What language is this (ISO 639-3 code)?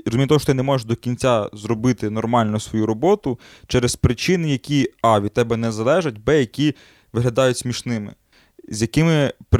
ukr